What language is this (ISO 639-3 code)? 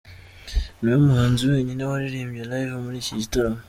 kin